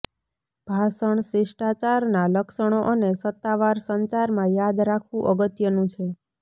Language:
Gujarati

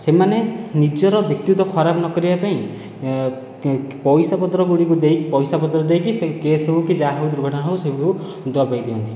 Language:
Odia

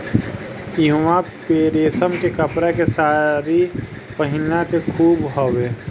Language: Bhojpuri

